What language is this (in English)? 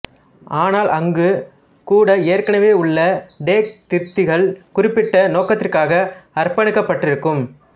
Tamil